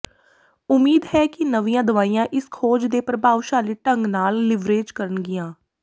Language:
Punjabi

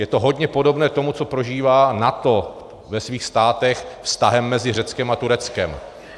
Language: Czech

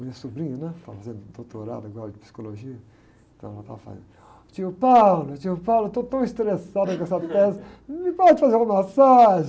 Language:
Portuguese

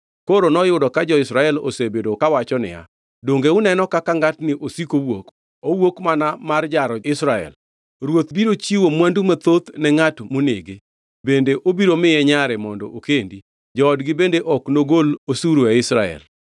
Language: Luo (Kenya and Tanzania)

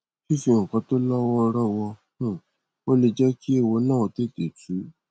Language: Yoruba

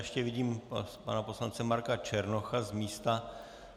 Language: Czech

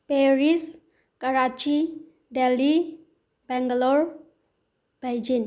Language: Manipuri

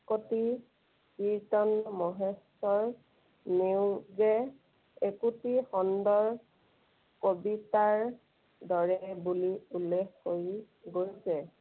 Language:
Assamese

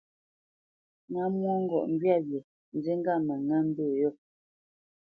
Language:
Bamenyam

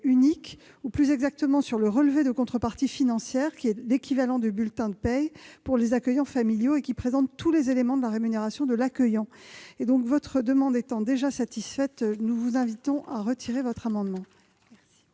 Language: French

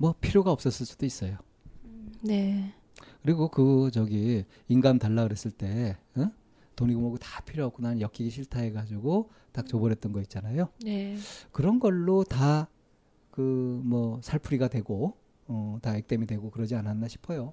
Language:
Korean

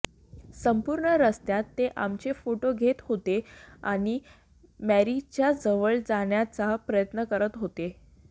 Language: Marathi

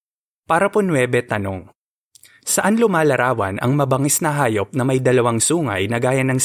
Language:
Filipino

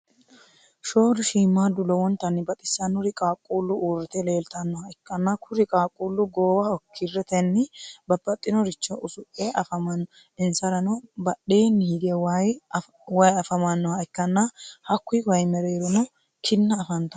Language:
Sidamo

